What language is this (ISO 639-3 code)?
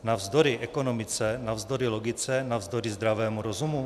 ces